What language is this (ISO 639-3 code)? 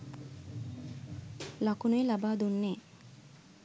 sin